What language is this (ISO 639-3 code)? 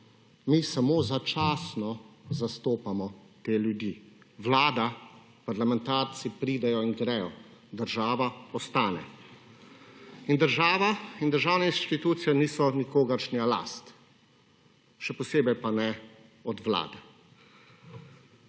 slv